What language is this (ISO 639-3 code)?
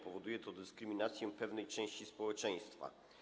pol